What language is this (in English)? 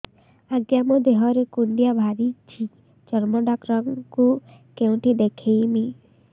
Odia